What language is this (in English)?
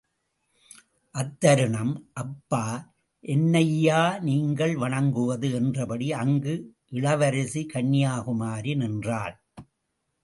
Tamil